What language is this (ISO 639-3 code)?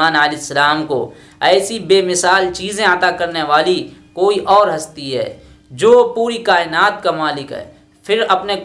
urd